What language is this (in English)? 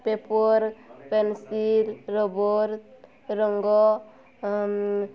Odia